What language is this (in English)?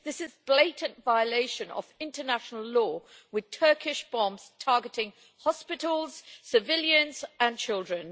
English